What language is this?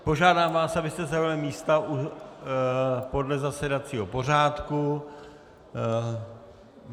Czech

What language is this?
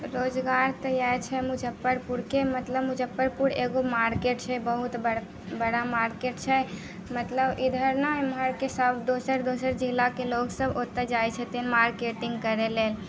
Maithili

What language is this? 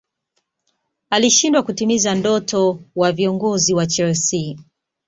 Swahili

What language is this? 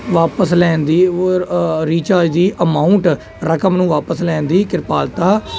Punjabi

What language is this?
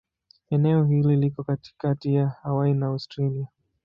Swahili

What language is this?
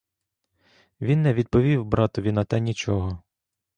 Ukrainian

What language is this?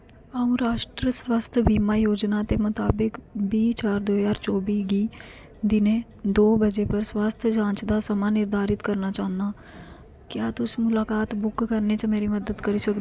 Dogri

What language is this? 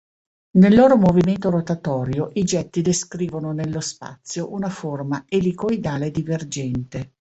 Italian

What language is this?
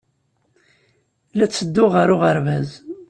Kabyle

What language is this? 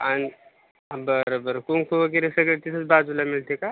Marathi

